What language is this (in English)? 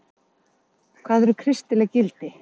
Icelandic